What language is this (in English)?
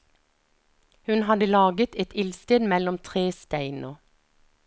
Norwegian